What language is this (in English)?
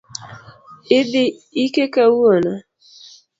Luo (Kenya and Tanzania)